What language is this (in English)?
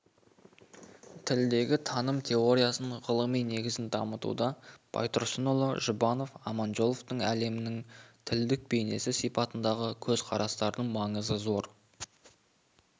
Kazakh